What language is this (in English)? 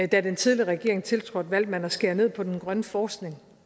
Danish